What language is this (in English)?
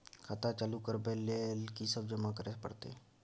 Maithili